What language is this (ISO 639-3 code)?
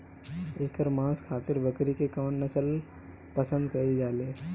bho